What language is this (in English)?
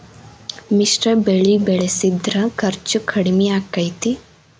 Kannada